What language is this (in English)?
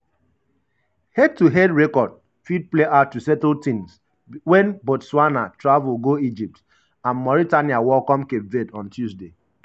Nigerian Pidgin